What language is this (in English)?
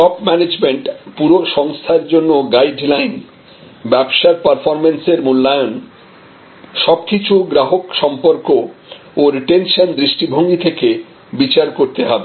Bangla